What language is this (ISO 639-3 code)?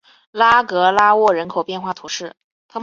zho